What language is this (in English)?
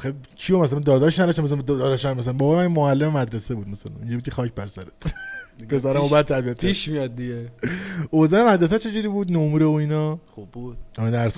Persian